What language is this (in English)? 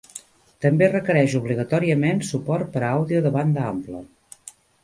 Catalan